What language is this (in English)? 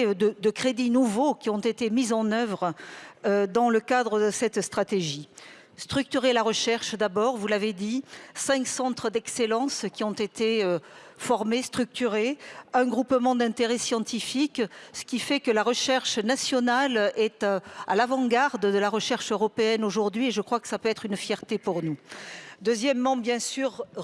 French